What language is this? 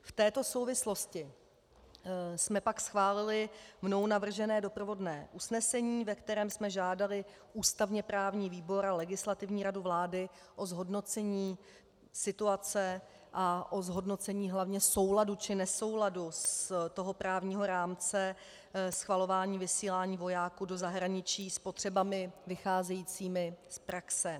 Czech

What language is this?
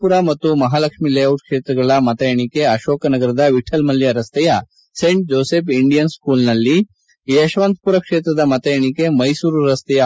Kannada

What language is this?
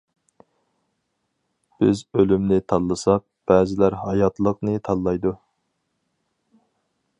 Uyghur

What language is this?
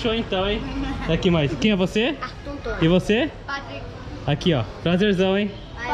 Portuguese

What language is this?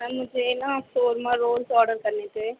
Urdu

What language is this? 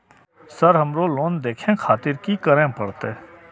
Maithili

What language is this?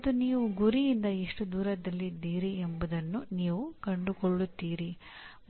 Kannada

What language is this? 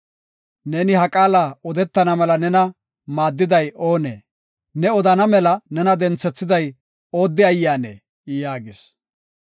Gofa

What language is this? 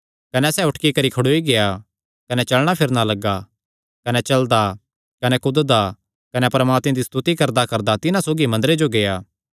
Kangri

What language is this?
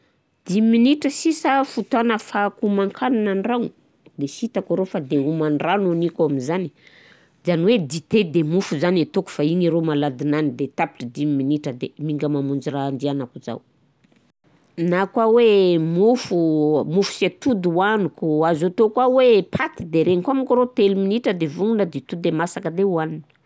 Southern Betsimisaraka Malagasy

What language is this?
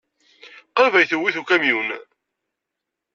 Kabyle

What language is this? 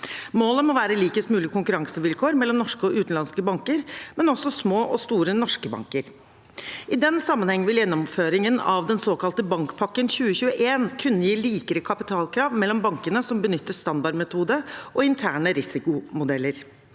Norwegian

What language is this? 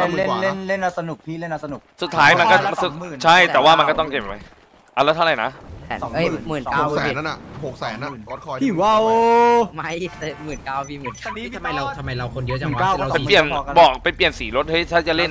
Thai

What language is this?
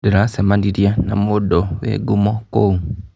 Kikuyu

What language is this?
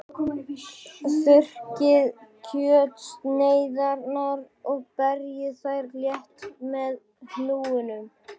Icelandic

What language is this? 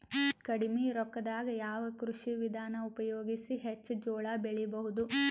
Kannada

